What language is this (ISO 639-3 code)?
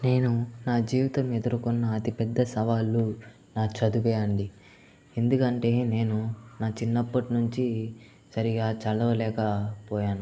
tel